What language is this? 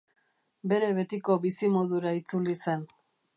Basque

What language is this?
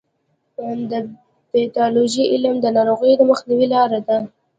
Pashto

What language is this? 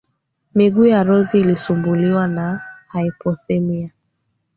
Swahili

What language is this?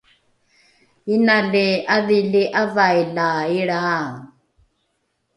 Rukai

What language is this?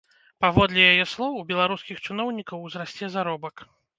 Belarusian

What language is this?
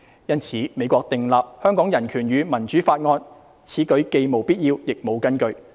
Cantonese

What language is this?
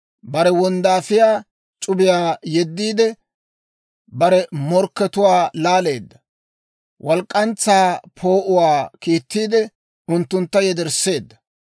Dawro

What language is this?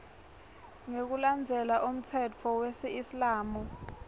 Swati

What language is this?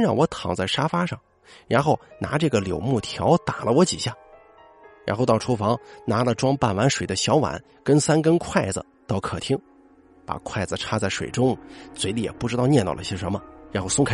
Chinese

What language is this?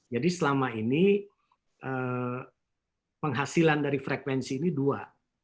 Indonesian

